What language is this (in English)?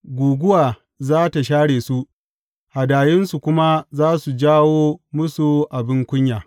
Hausa